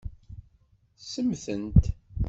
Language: Kabyle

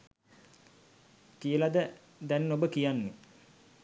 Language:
Sinhala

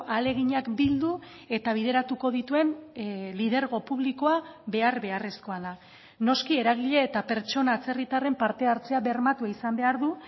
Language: Basque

